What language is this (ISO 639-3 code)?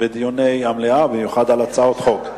heb